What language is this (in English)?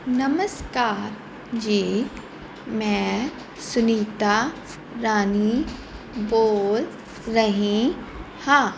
Punjabi